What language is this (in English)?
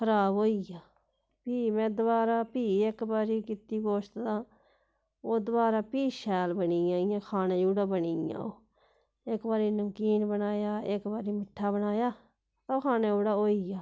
Dogri